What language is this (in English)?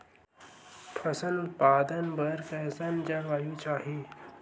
Chhattisgarhi